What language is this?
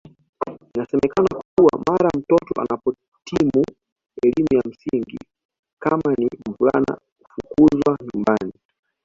Swahili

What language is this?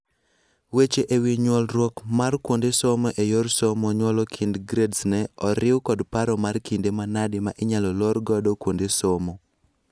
Luo (Kenya and Tanzania)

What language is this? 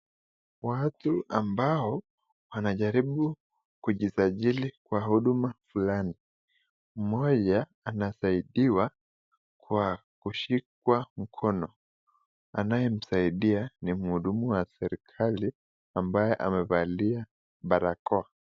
Swahili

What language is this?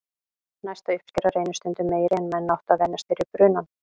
Icelandic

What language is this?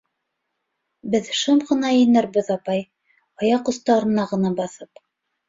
Bashkir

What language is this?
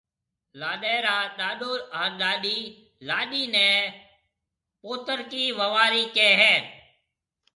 Marwari (Pakistan)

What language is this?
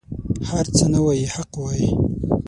Pashto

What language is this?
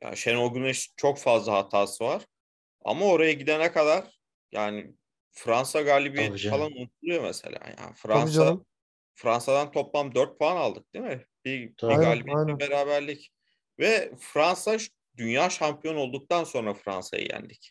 Turkish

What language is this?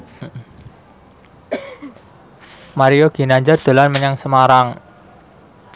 Javanese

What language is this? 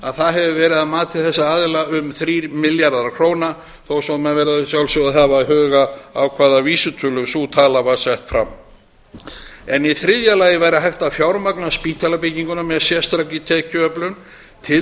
Icelandic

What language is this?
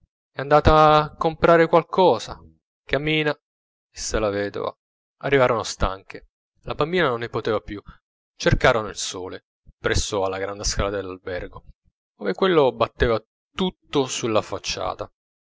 Italian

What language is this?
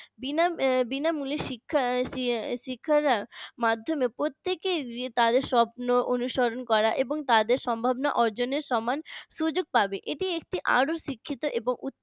Bangla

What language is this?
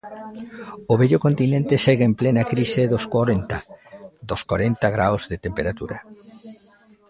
Galician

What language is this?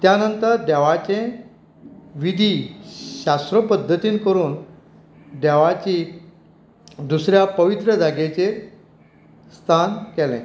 Konkani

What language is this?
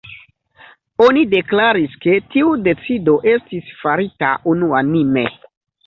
Esperanto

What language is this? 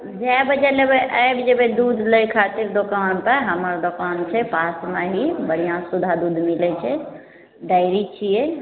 Maithili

